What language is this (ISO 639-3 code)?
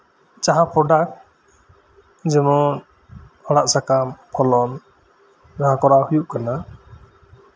sat